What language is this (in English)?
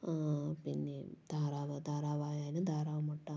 Malayalam